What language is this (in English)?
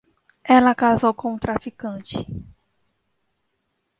Portuguese